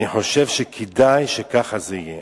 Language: Hebrew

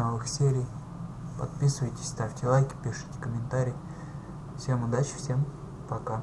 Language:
Russian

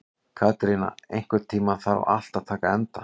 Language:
Icelandic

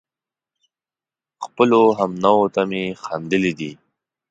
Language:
Pashto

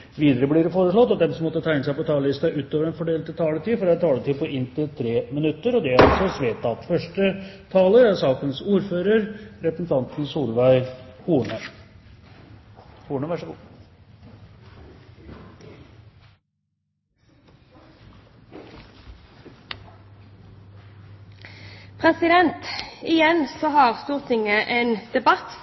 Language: Norwegian Bokmål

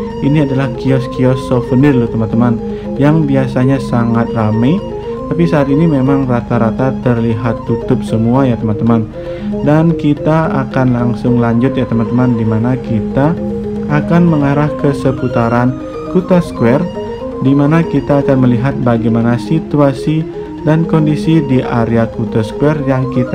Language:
Indonesian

